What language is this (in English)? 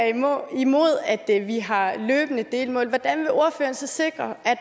Danish